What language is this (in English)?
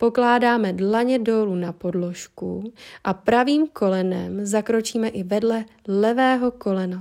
Czech